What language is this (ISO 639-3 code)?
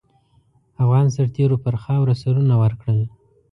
pus